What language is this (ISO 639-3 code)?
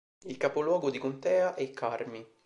ita